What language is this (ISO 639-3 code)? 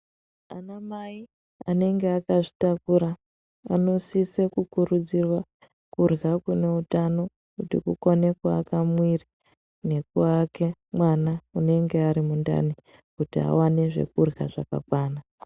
ndc